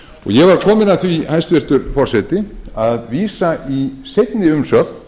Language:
Icelandic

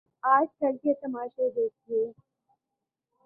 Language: Urdu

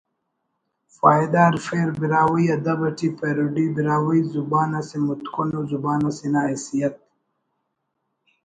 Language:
Brahui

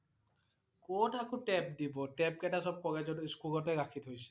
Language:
Assamese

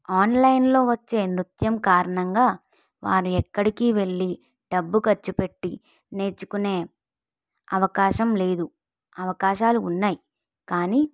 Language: Telugu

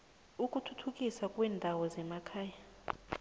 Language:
South Ndebele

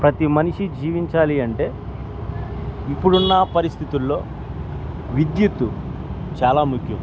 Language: Telugu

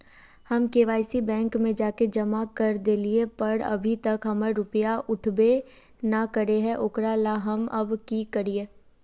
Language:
Magahi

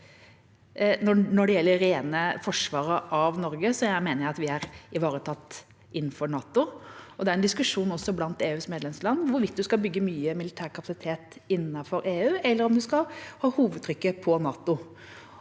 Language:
Norwegian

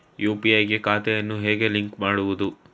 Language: Kannada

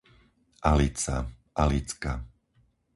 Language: Slovak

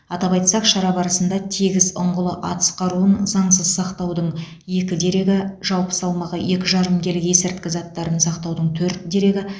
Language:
Kazakh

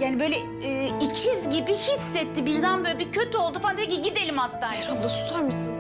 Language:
Turkish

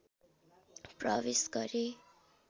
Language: Nepali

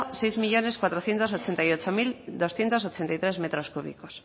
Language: Spanish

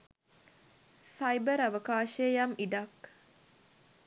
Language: Sinhala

